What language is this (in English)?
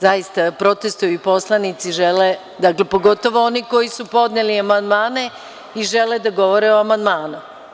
Serbian